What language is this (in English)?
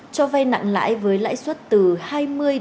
Vietnamese